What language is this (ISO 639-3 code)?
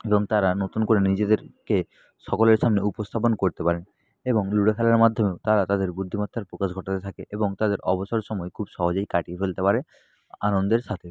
ben